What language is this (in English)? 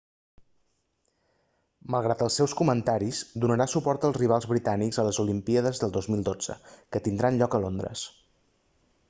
Catalan